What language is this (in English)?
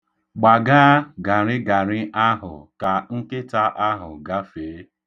Igbo